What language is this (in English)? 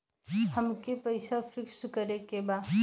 Bhojpuri